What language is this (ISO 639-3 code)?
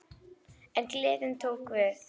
isl